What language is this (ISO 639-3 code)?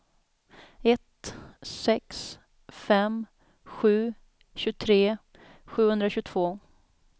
swe